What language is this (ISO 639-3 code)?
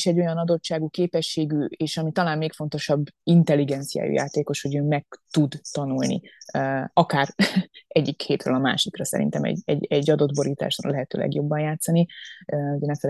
hun